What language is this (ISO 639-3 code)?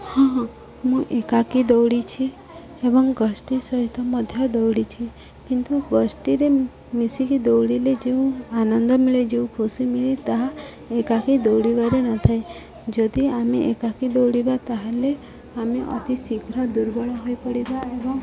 ori